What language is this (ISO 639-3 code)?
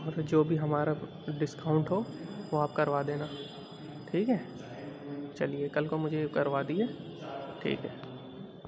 urd